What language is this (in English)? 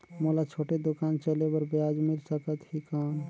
Chhattisgarhi